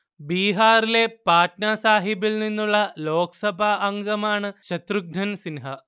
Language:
Malayalam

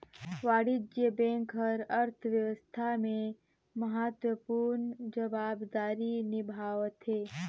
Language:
Chhattisgarhi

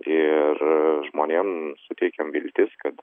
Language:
Lithuanian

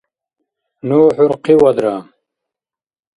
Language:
Dargwa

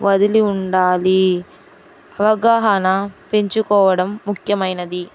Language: Telugu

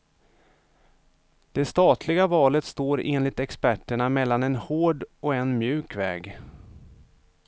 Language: Swedish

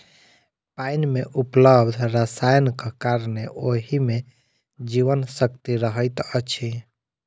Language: Maithili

